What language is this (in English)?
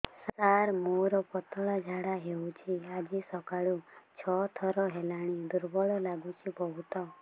Odia